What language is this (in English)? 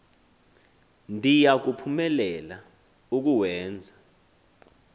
Xhosa